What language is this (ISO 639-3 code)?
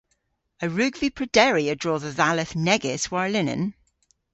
cor